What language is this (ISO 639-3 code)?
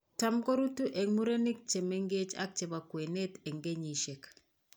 kln